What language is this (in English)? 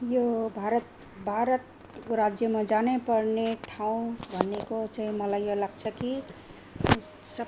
Nepali